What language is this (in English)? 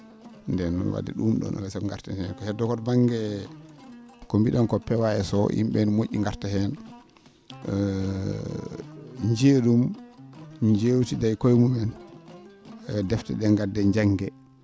Fula